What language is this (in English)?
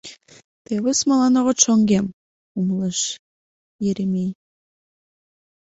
Mari